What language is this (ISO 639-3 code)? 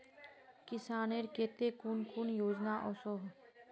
mag